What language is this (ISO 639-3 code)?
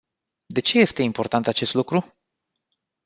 ron